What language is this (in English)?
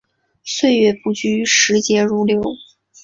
Chinese